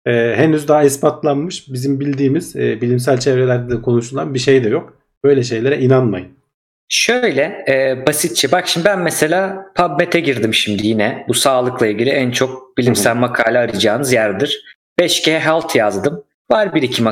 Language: Turkish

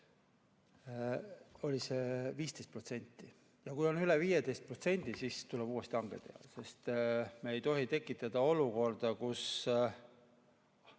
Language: Estonian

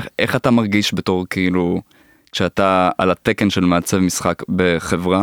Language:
Hebrew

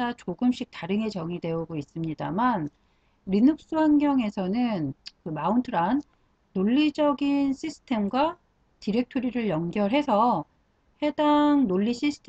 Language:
Korean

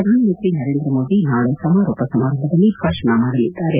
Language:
Kannada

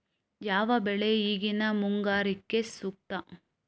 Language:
Kannada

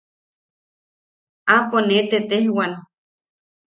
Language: Yaqui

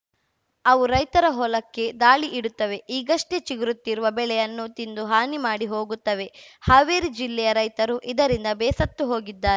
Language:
Kannada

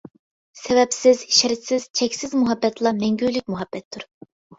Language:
Uyghur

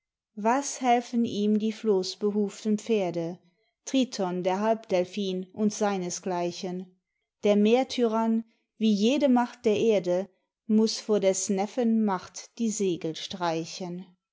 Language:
German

